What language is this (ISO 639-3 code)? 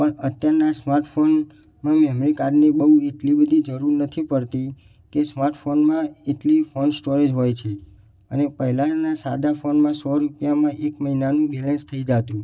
guj